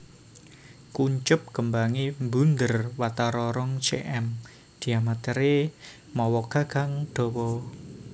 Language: Javanese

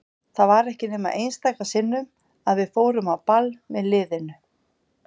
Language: Icelandic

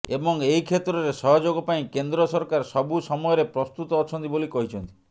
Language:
Odia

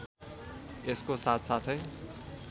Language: Nepali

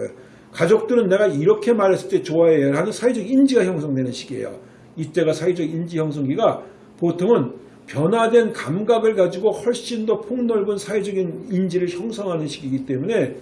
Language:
Korean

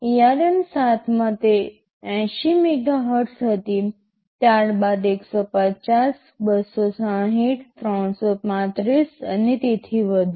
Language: Gujarati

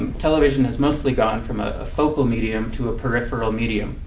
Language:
English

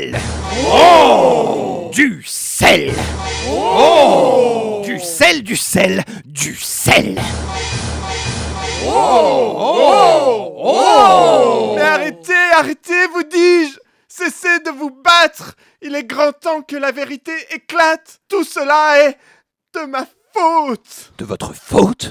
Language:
French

